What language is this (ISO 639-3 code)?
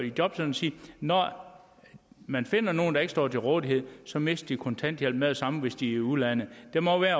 dan